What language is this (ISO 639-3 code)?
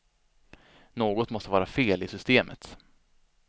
swe